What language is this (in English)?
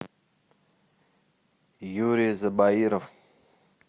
Russian